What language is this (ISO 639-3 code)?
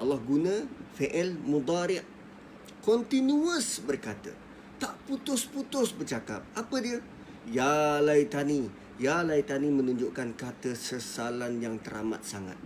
msa